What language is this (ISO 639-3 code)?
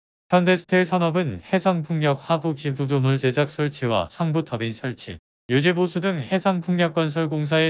kor